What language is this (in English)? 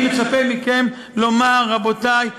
Hebrew